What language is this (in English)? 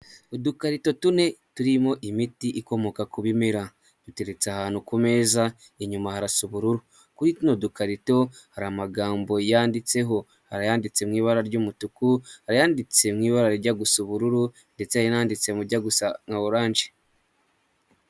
Kinyarwanda